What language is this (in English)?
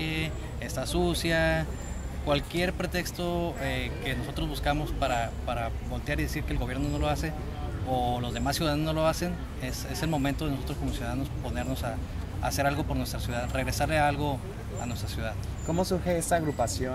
Spanish